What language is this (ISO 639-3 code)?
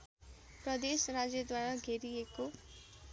nep